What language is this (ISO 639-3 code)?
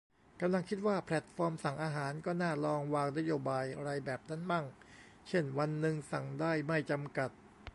tha